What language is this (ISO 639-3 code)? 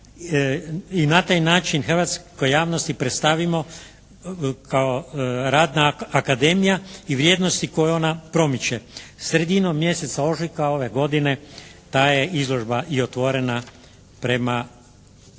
hrv